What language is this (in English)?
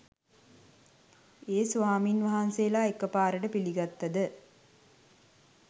Sinhala